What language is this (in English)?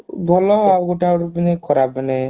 Odia